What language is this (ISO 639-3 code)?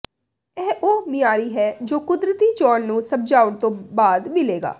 pan